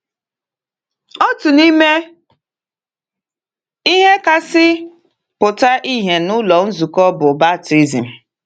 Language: Igbo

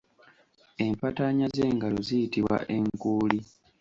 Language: Ganda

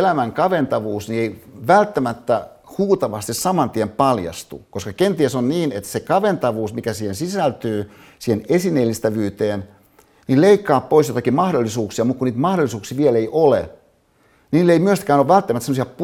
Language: Finnish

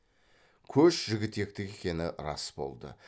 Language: Kazakh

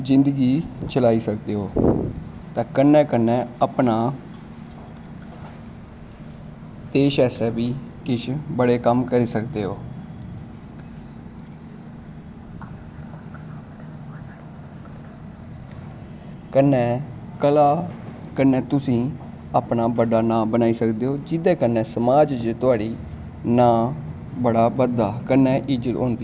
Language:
Dogri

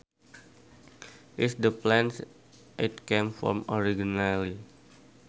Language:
Sundanese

